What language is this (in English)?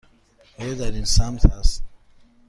Persian